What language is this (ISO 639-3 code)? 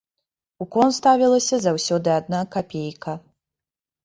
bel